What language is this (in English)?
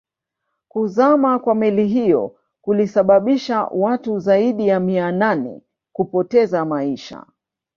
Swahili